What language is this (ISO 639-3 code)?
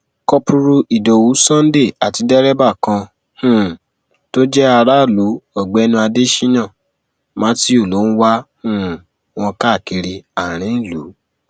yor